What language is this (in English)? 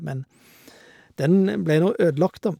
Norwegian